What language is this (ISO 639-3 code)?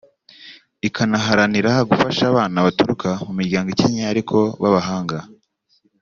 kin